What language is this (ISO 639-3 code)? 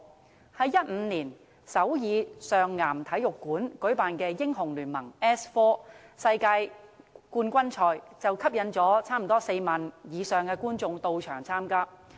yue